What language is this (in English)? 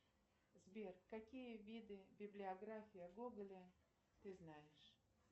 Russian